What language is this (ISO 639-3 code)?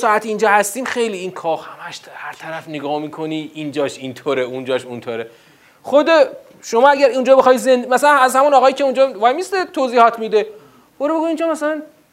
fas